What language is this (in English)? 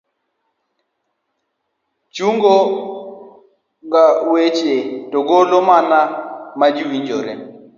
Luo (Kenya and Tanzania)